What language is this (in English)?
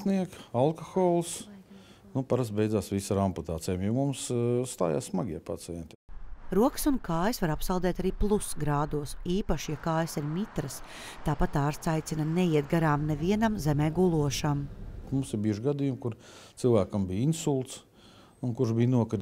Latvian